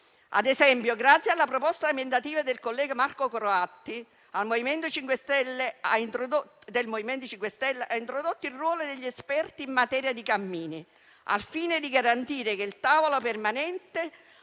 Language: Italian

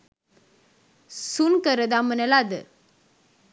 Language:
Sinhala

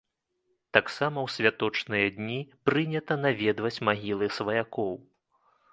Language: Belarusian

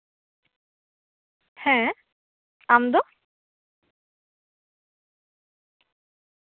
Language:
Santali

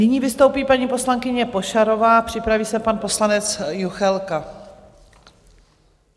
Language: Czech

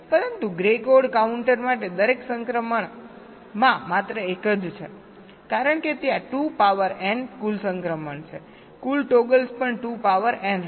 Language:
Gujarati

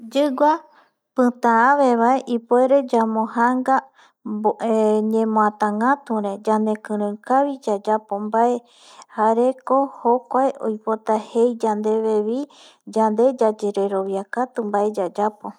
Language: Eastern Bolivian Guaraní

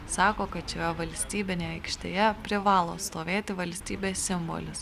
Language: Lithuanian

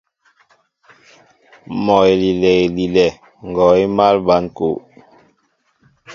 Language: Mbo (Cameroon)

